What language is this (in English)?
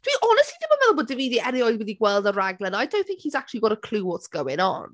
Welsh